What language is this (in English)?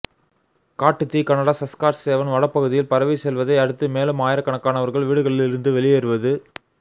Tamil